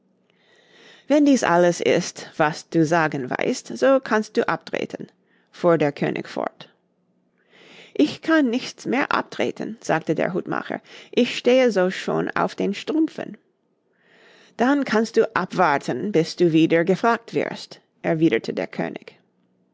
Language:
German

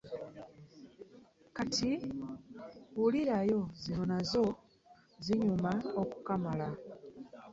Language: Ganda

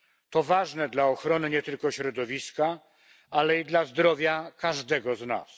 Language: Polish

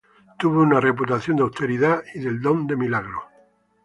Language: Spanish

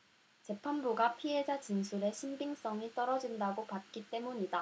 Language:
Korean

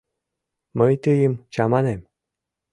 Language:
Mari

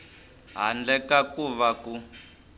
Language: Tsonga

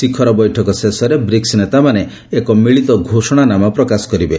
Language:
Odia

